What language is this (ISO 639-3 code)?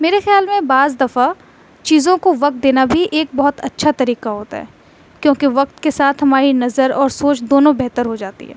urd